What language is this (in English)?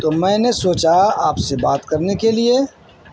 Urdu